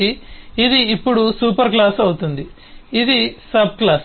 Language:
Telugu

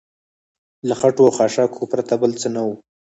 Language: Pashto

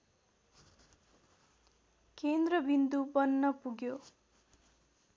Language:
Nepali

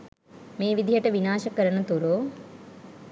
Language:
Sinhala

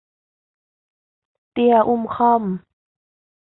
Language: Thai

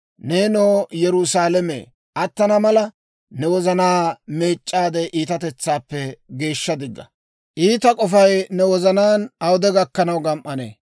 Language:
Dawro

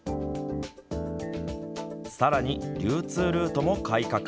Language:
Japanese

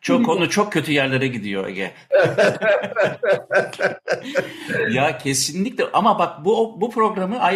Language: Turkish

